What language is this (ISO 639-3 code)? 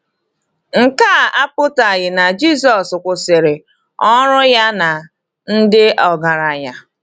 ibo